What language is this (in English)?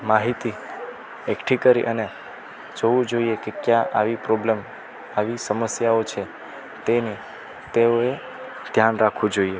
Gujarati